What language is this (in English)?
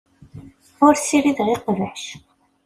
Kabyle